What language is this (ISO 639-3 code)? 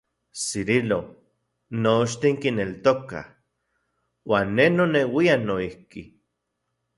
ncx